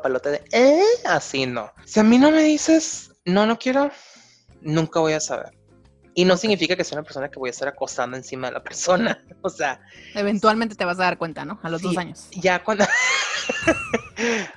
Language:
Spanish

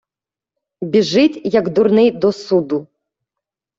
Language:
Ukrainian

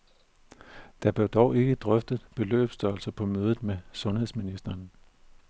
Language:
Danish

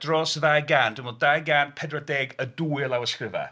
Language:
Welsh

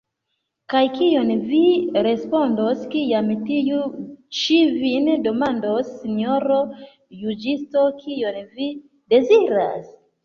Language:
Esperanto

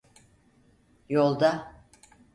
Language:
Turkish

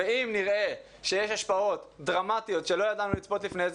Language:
Hebrew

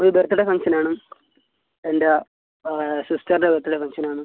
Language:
Malayalam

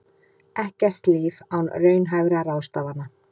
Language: Icelandic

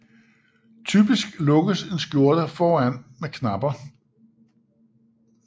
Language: Danish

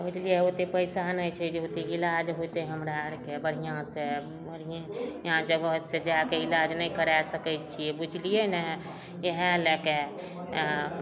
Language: Maithili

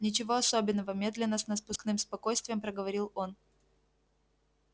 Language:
Russian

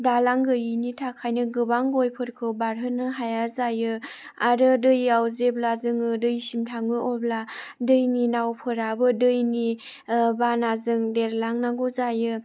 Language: Bodo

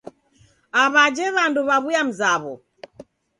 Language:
Taita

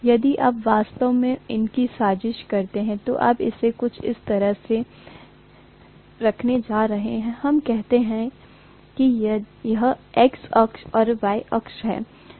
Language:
Hindi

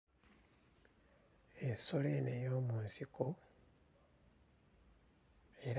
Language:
Ganda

